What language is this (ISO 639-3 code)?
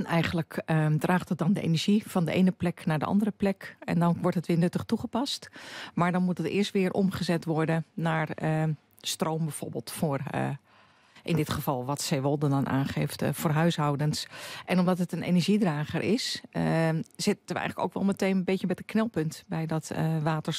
nld